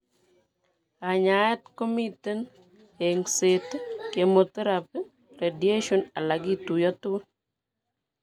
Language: Kalenjin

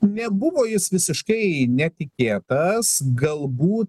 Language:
Lithuanian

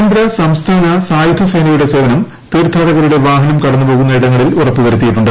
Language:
Malayalam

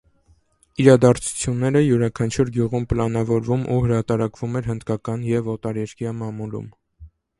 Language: Armenian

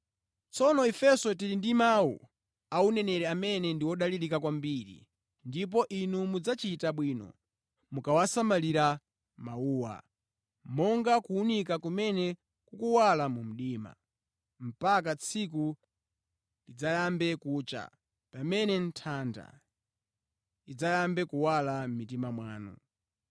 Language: Nyanja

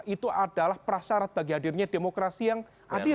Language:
Indonesian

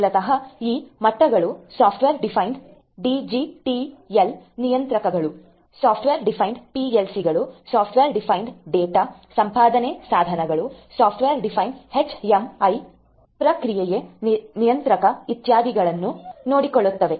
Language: Kannada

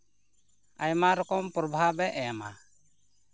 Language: Santali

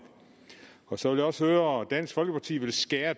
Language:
Danish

